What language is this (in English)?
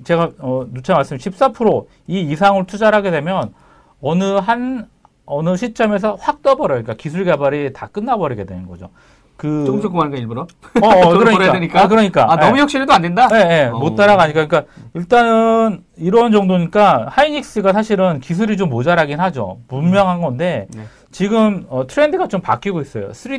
Korean